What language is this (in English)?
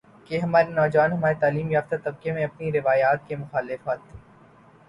Urdu